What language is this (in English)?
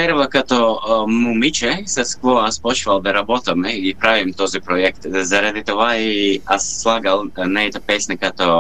Bulgarian